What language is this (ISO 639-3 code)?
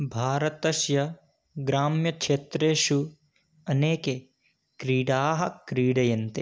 san